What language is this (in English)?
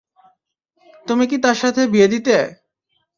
Bangla